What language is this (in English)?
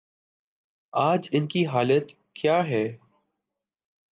Urdu